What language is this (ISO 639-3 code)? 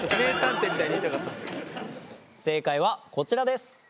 jpn